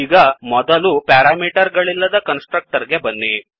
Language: Kannada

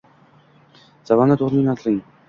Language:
Uzbek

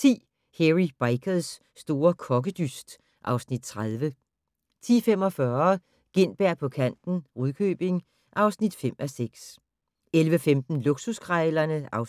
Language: Danish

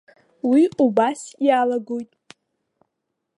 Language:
Abkhazian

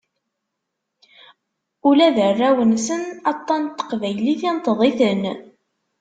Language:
Kabyle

